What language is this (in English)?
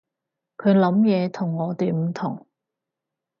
Cantonese